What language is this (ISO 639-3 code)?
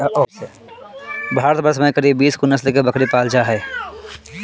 mag